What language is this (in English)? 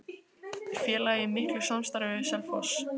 Icelandic